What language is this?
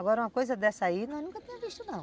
Portuguese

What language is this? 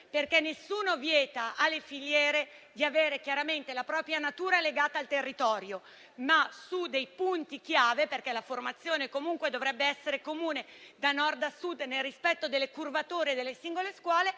Italian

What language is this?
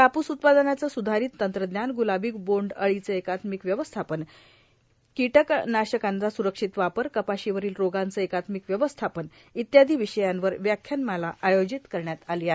Marathi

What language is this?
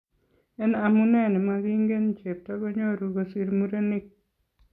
Kalenjin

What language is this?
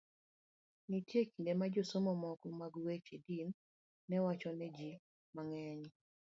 Luo (Kenya and Tanzania)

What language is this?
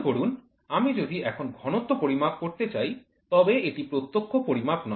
Bangla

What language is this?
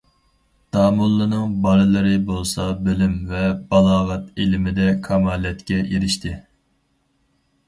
Uyghur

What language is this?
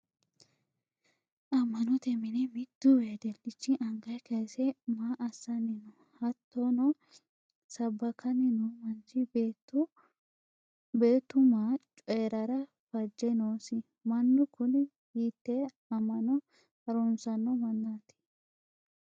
Sidamo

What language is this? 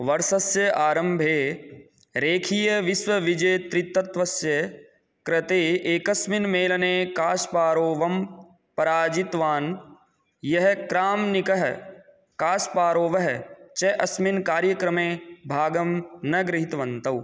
Sanskrit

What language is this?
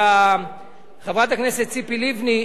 Hebrew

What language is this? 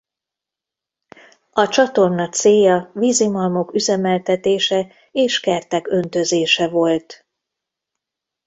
Hungarian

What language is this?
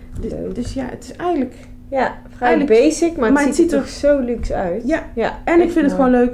Dutch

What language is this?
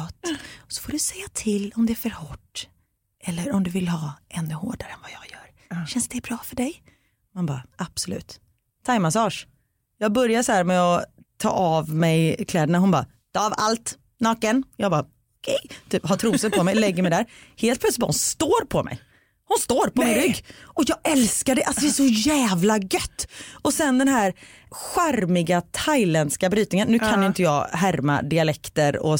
Swedish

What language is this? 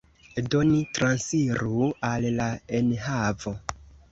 Esperanto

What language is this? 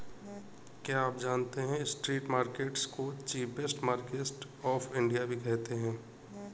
Hindi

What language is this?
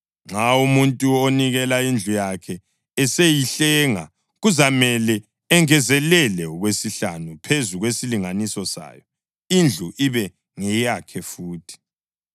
North Ndebele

